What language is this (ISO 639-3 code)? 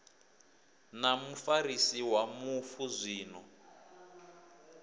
ven